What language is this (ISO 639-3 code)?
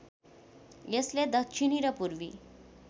nep